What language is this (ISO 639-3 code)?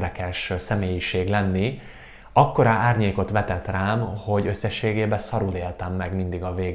hun